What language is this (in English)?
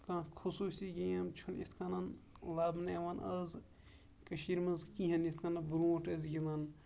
Kashmiri